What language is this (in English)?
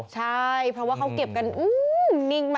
Thai